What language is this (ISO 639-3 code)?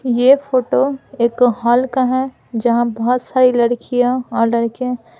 hin